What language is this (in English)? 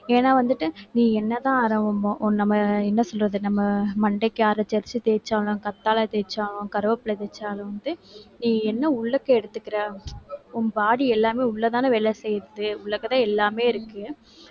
Tamil